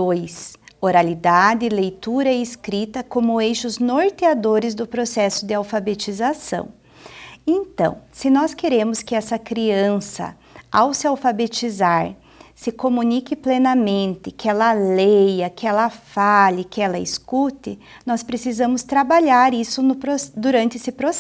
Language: Portuguese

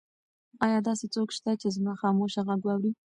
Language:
Pashto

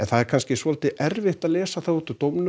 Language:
Icelandic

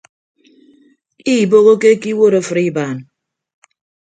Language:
Ibibio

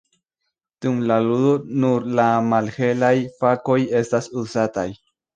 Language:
Esperanto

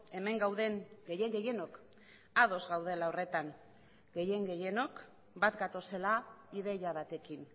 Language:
Basque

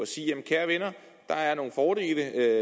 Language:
Danish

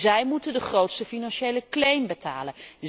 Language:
Dutch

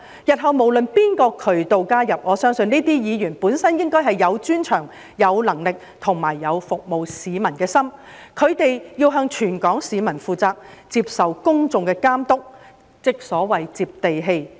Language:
Cantonese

